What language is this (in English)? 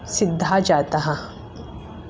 Sanskrit